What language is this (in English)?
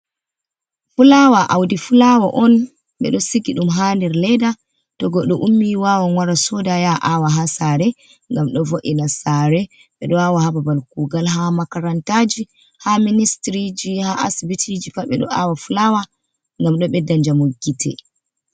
Fula